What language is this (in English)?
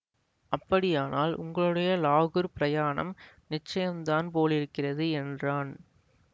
Tamil